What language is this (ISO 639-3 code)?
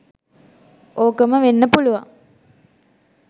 sin